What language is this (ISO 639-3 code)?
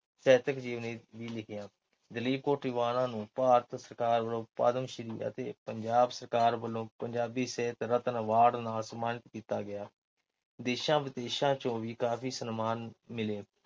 pan